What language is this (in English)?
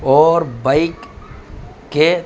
Urdu